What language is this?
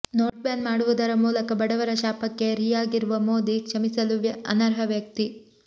Kannada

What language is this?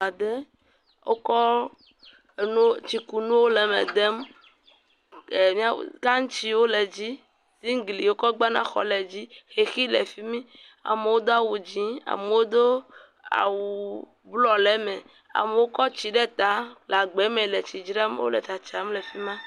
Ewe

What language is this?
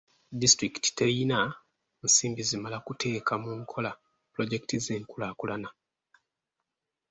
Ganda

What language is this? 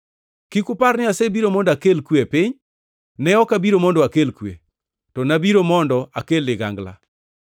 Luo (Kenya and Tanzania)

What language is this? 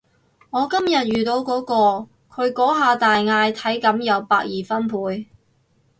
Cantonese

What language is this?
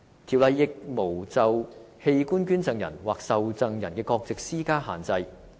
Cantonese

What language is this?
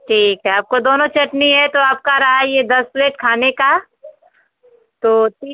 Hindi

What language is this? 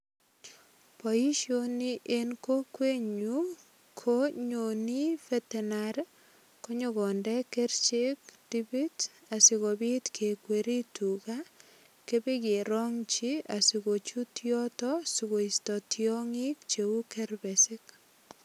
Kalenjin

